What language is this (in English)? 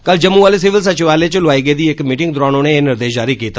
Dogri